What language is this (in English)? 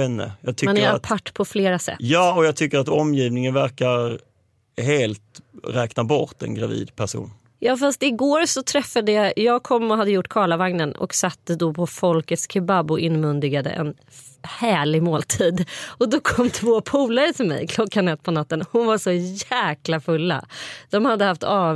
Swedish